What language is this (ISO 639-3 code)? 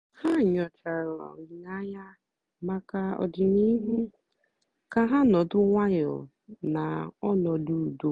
ibo